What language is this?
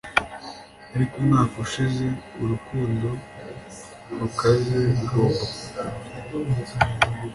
Kinyarwanda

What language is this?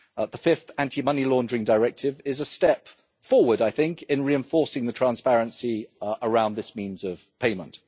English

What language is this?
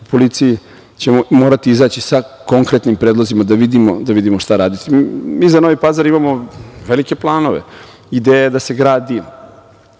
Serbian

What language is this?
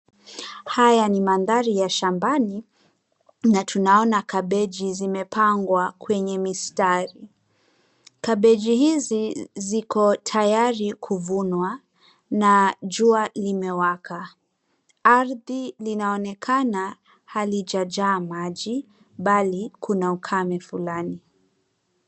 Swahili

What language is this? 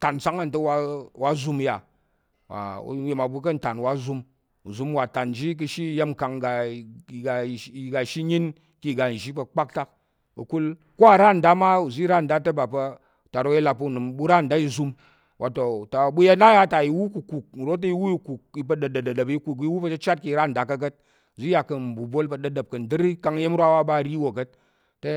Tarok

